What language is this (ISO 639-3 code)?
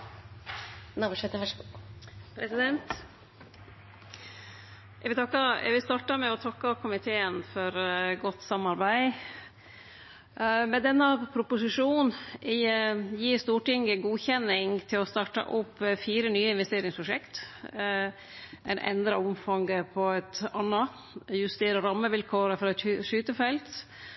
nor